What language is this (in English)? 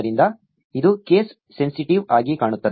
Kannada